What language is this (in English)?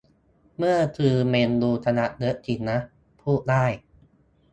Thai